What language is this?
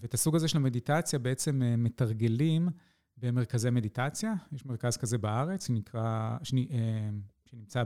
Hebrew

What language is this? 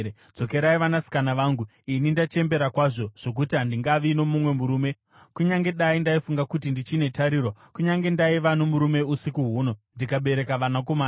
Shona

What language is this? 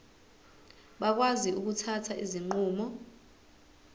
Zulu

